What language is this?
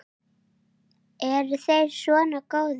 Icelandic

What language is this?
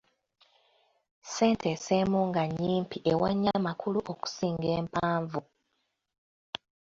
Ganda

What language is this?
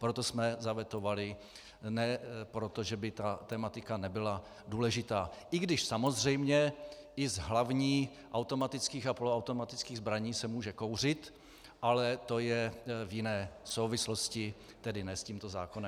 Czech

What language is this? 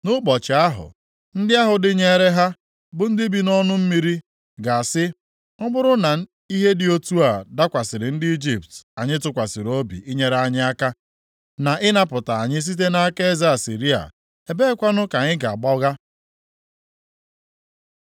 Igbo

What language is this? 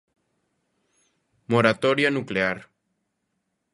Galician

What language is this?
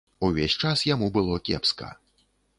Belarusian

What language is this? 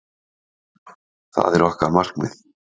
Icelandic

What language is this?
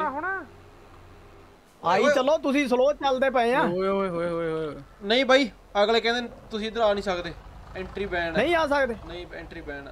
Punjabi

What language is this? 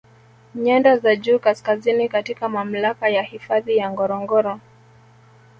Swahili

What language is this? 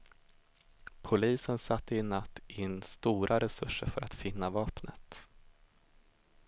Swedish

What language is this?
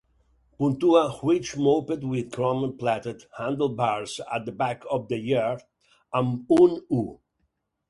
Catalan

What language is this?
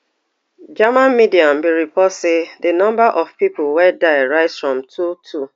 Nigerian Pidgin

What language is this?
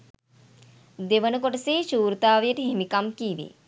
Sinhala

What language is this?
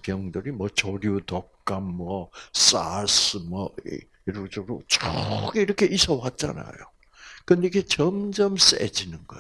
Korean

